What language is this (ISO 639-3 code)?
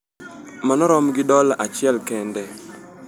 luo